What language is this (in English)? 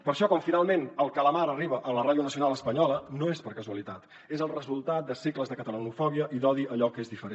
Catalan